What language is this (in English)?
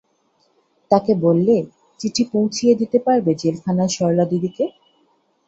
Bangla